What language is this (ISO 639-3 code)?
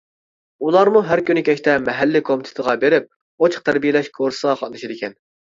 uig